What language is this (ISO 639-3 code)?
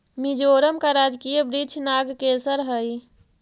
mag